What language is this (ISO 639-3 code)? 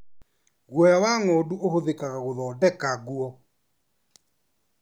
kik